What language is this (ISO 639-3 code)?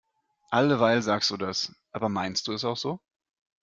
deu